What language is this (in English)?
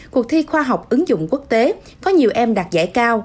Vietnamese